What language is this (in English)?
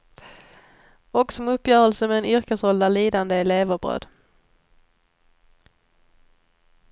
Swedish